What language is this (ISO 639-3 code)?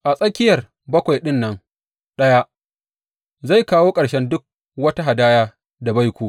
hau